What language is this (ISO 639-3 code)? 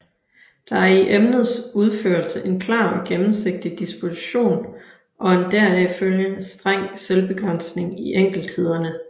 dan